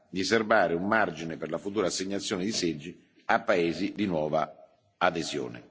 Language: Italian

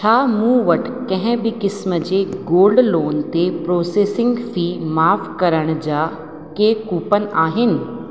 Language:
Sindhi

